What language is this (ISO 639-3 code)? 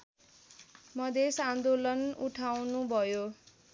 nep